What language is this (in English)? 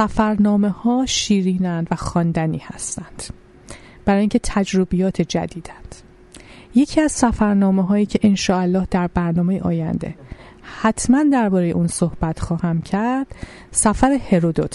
Persian